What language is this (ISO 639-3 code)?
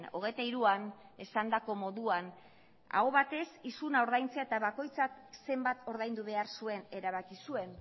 eus